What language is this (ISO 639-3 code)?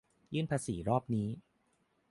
tha